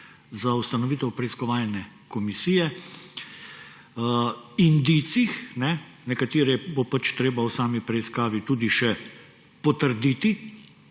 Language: Slovenian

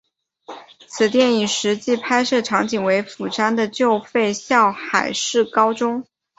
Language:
Chinese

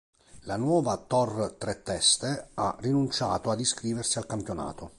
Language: Italian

